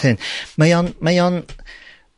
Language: Welsh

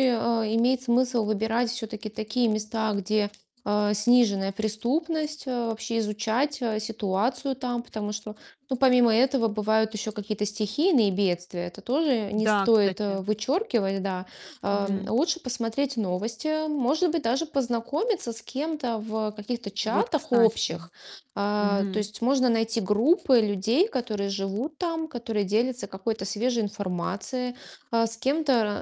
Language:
Russian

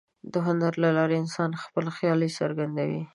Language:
Pashto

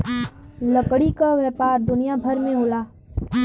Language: Bhojpuri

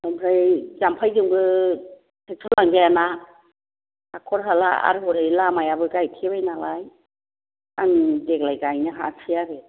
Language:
Bodo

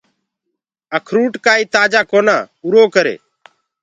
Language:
Gurgula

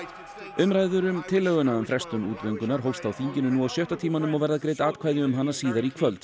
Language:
Icelandic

